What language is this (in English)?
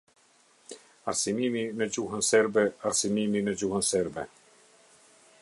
Albanian